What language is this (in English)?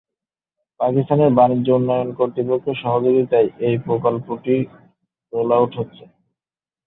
Bangla